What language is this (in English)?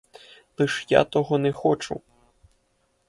Ukrainian